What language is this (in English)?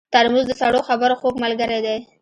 Pashto